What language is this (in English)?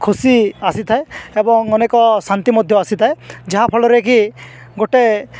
Odia